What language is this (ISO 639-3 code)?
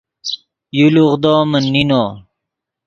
ydg